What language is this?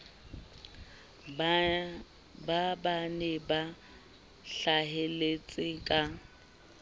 Southern Sotho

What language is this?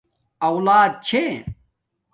Domaaki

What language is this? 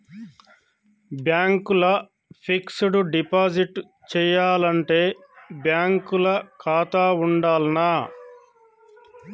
Telugu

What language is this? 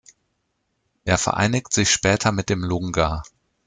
German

